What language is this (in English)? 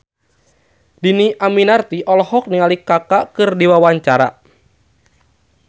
Sundanese